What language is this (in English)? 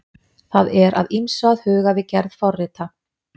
Icelandic